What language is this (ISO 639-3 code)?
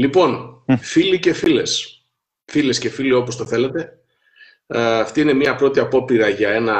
ell